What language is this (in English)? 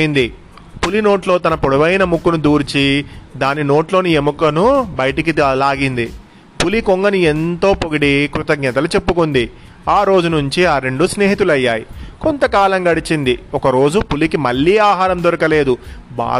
Telugu